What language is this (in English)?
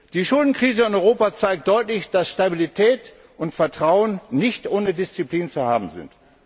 German